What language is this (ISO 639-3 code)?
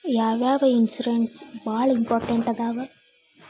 kan